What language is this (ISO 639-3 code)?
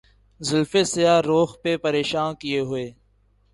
urd